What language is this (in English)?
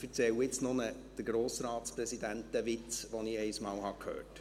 Swiss German